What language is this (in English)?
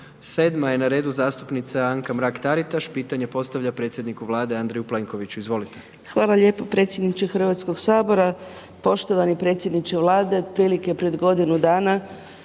Croatian